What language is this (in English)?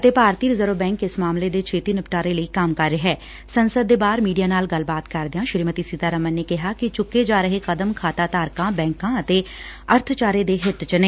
Punjabi